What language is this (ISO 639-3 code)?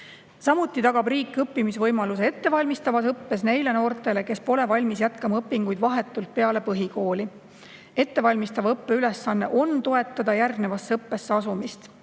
est